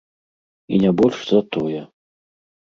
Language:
Belarusian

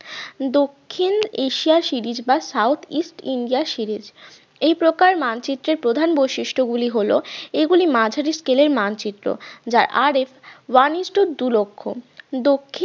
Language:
Bangla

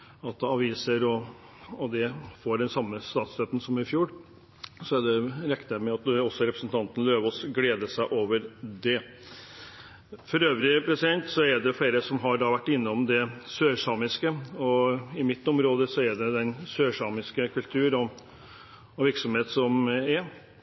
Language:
Norwegian Bokmål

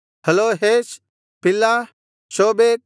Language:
Kannada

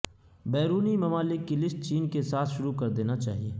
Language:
Urdu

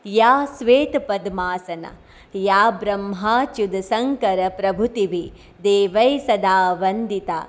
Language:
Gujarati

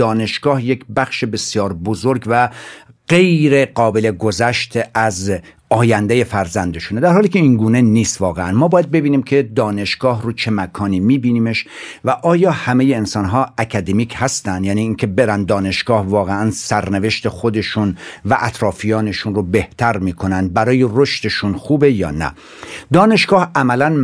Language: Persian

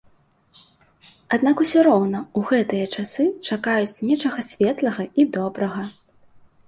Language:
Belarusian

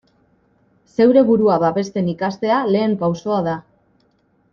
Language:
Basque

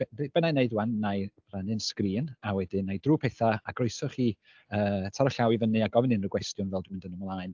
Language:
Welsh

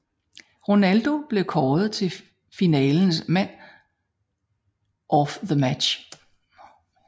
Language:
Danish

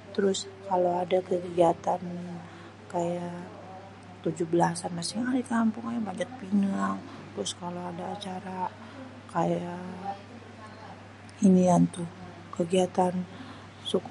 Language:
Betawi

